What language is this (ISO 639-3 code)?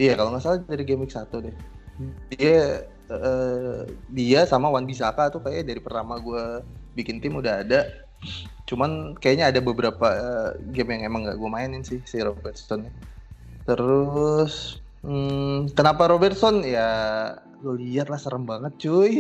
ind